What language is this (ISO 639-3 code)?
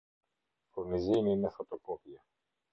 sqi